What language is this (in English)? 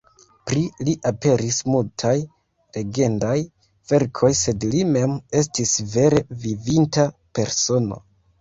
Esperanto